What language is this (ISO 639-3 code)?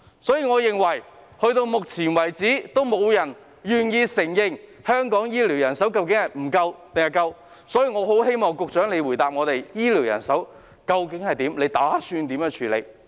yue